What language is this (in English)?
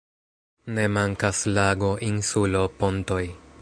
Esperanto